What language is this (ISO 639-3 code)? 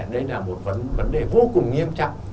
vie